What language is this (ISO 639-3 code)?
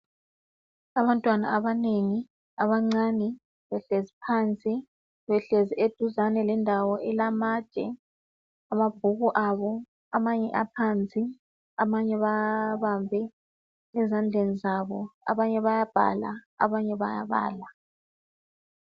nde